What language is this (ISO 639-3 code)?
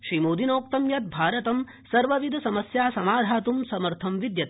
san